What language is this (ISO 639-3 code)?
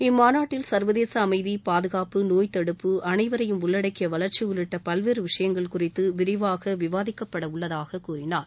tam